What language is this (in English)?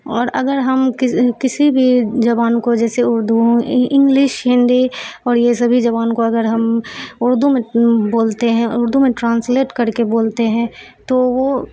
Urdu